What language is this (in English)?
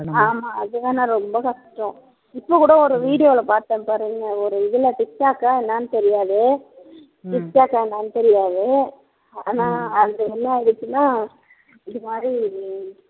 Tamil